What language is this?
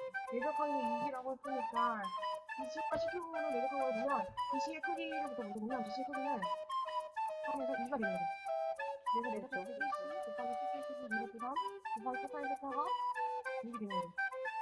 Korean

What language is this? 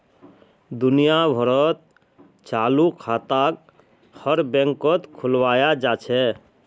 Magahi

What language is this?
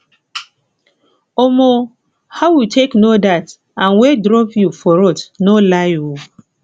Nigerian Pidgin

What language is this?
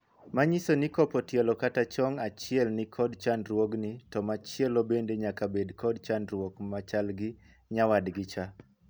Luo (Kenya and Tanzania)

